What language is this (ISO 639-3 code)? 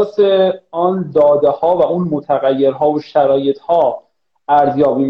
fas